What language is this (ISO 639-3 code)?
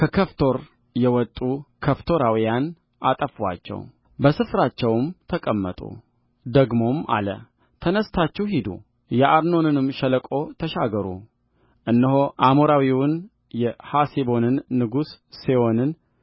amh